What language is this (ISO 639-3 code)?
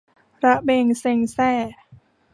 tha